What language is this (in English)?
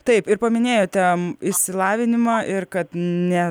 Lithuanian